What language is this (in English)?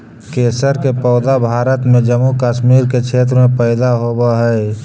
Magahi